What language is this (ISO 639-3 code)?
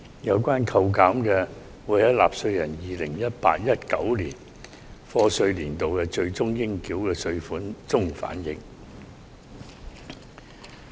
yue